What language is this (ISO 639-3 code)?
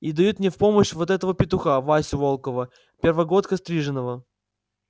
rus